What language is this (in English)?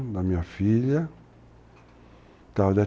Portuguese